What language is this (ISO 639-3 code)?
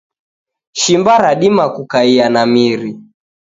dav